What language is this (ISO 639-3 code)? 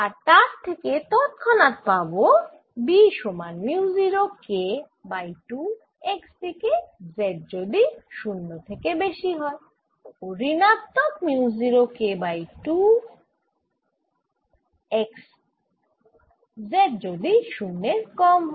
ben